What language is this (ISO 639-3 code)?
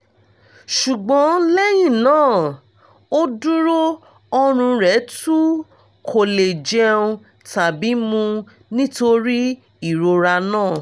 yor